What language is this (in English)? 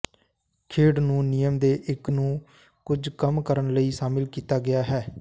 Punjabi